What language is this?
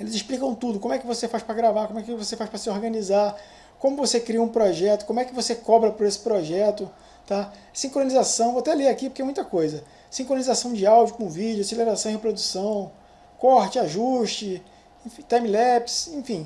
Portuguese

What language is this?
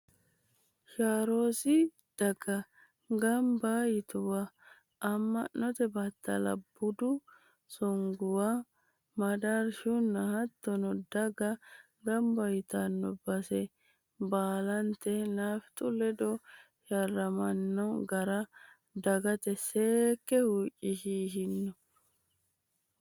Sidamo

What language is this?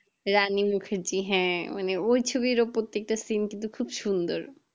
Bangla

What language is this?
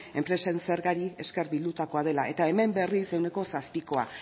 Basque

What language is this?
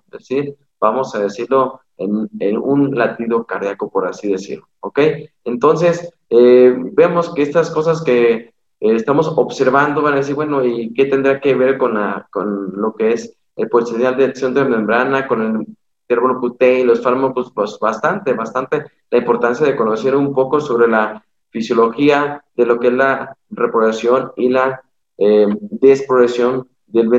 Spanish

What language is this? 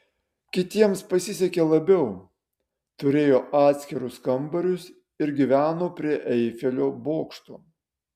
Lithuanian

